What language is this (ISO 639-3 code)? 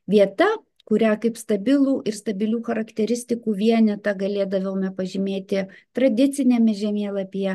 lit